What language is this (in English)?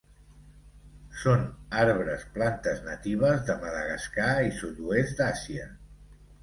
Catalan